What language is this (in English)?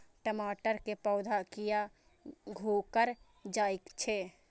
Maithili